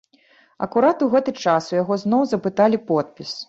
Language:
Belarusian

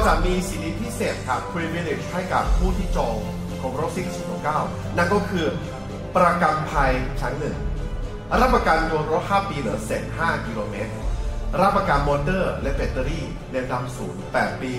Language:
Thai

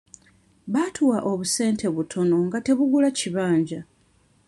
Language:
Ganda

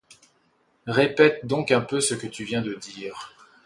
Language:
French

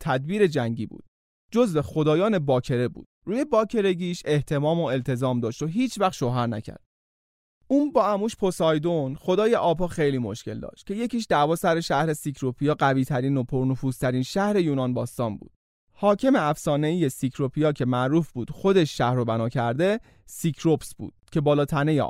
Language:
Persian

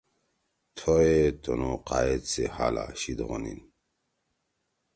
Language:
Torwali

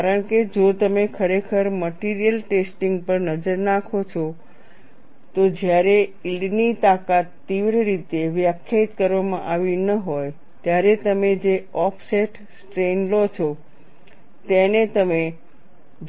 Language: Gujarati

